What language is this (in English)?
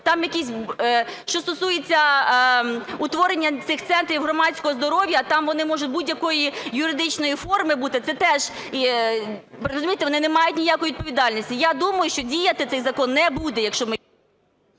Ukrainian